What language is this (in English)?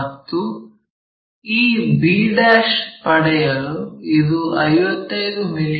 Kannada